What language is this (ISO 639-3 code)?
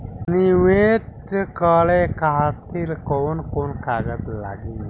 bho